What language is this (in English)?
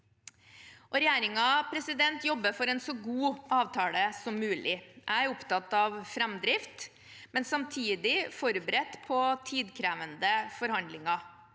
Norwegian